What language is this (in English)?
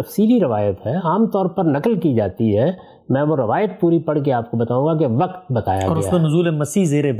Urdu